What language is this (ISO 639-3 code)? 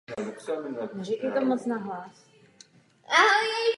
ces